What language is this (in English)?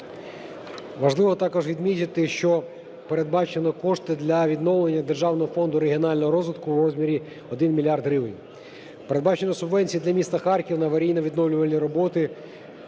Ukrainian